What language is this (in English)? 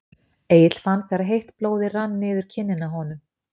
Icelandic